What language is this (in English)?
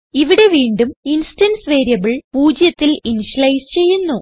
Malayalam